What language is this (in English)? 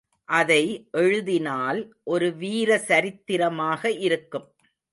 Tamil